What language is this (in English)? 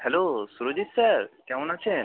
Bangla